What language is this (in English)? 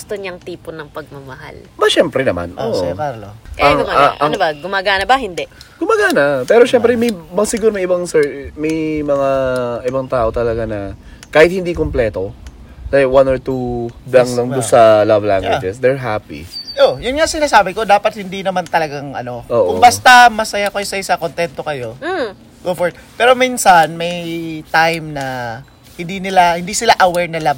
Filipino